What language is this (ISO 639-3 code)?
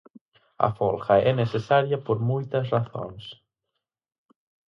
glg